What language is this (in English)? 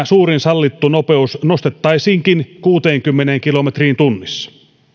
Finnish